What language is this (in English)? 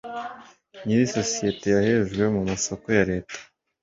Kinyarwanda